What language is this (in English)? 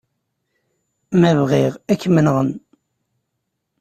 Kabyle